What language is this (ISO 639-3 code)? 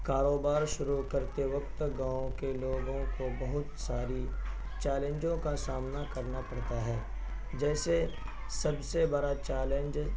urd